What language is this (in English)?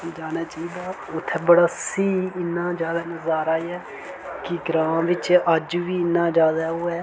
Dogri